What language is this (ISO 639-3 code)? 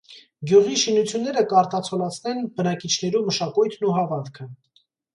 hye